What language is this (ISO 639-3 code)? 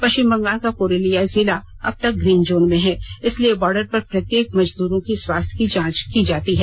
hin